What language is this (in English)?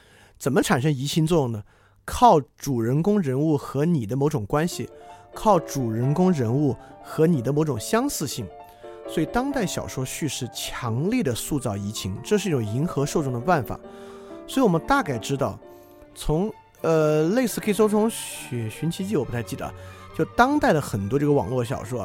Chinese